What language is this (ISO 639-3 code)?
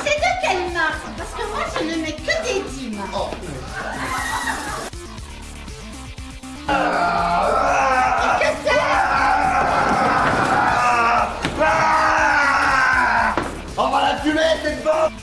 fra